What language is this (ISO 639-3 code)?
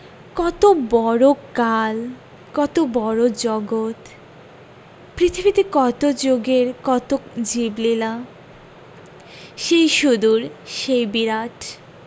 ben